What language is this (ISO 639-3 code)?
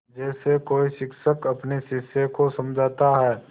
hin